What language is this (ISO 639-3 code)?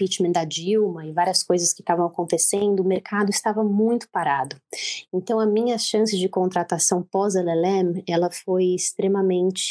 por